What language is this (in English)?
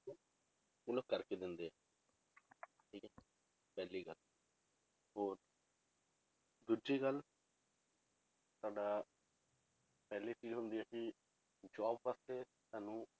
Punjabi